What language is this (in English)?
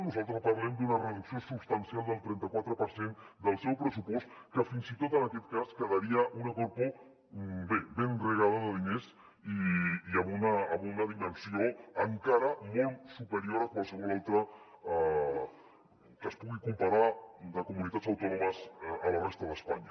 Catalan